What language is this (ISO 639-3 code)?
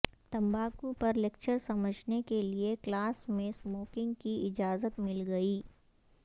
urd